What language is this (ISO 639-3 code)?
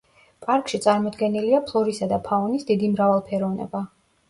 kat